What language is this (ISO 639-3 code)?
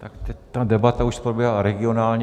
ces